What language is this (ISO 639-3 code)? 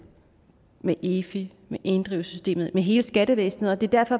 dan